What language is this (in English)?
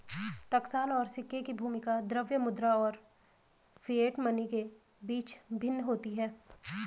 Hindi